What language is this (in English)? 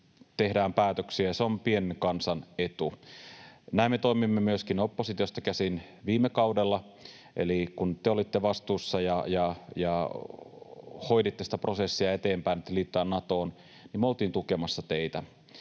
Finnish